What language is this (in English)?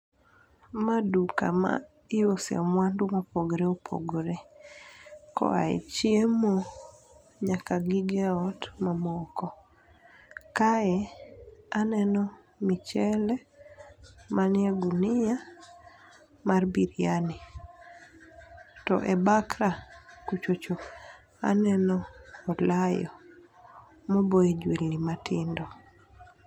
Luo (Kenya and Tanzania)